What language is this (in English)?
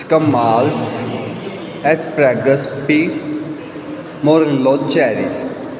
Punjabi